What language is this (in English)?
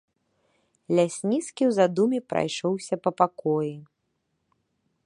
Belarusian